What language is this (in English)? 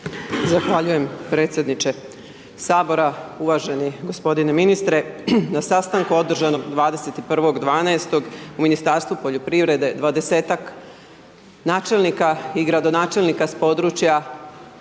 Croatian